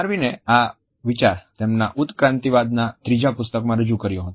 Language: Gujarati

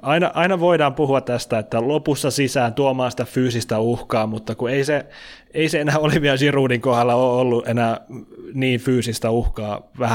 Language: Finnish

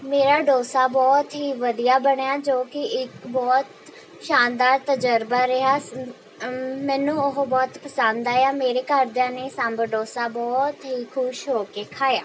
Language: Punjabi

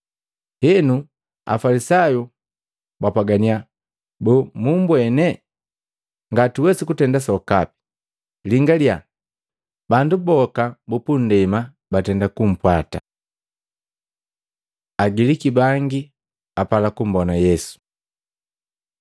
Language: Matengo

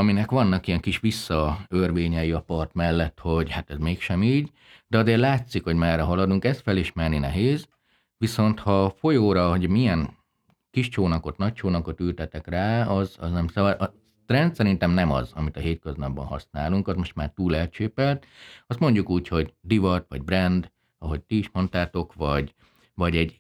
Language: Hungarian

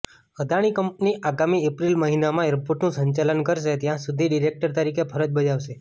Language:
Gujarati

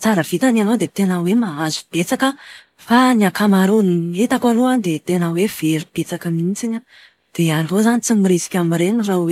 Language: Malagasy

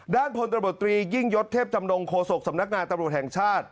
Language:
Thai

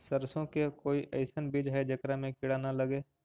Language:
Magahi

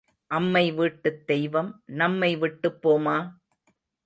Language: Tamil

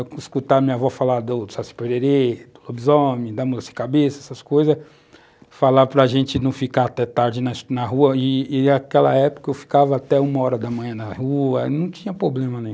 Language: Portuguese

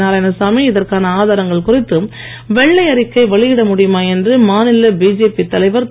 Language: Tamil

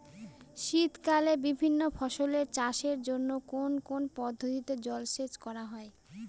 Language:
Bangla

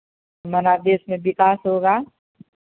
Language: Hindi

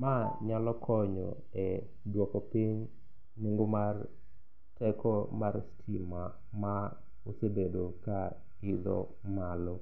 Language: Luo (Kenya and Tanzania)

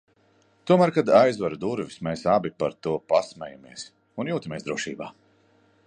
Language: Latvian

